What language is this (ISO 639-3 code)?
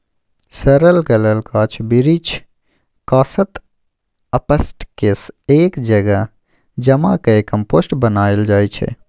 mai